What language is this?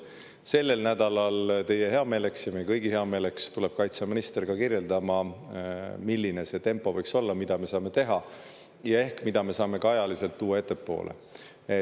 Estonian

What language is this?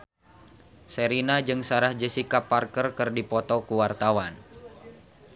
Sundanese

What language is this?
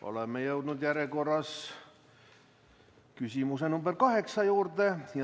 Estonian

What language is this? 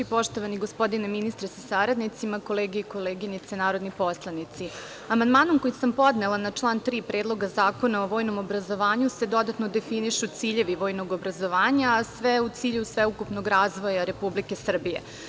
Serbian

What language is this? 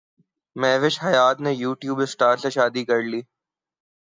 Urdu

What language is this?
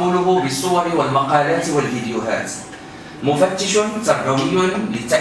Arabic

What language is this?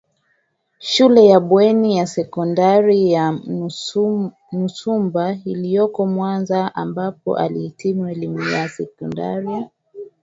Swahili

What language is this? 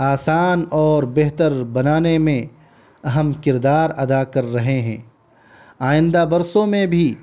Urdu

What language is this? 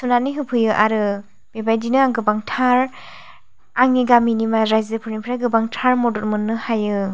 Bodo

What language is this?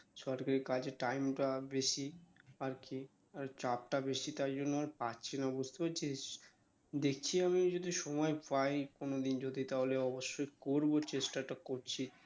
Bangla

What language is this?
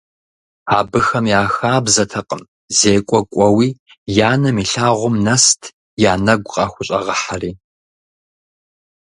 Kabardian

